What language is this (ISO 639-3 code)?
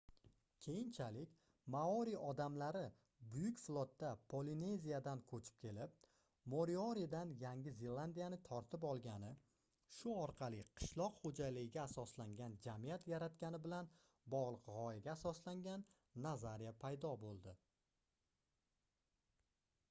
uzb